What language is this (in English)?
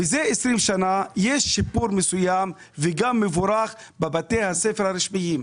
Hebrew